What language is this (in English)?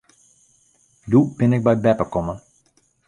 Western Frisian